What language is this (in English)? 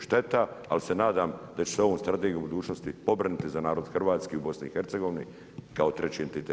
Croatian